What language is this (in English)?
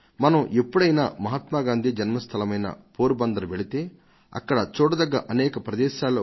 Telugu